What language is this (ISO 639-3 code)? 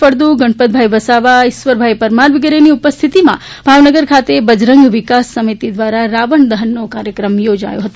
guj